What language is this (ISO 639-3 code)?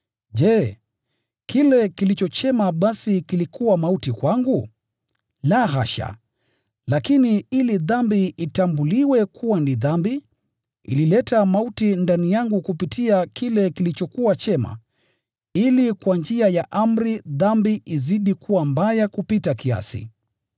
swa